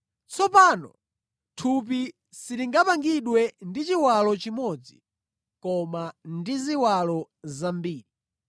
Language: Nyanja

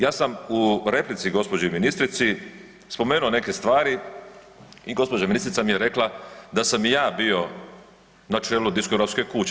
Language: Croatian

